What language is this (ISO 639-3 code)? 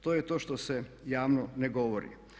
hrv